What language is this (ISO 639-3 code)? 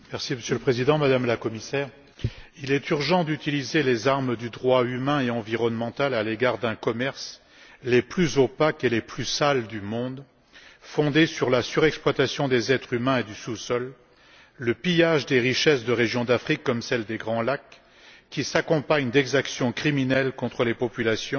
fra